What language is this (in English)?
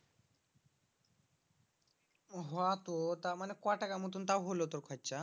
Bangla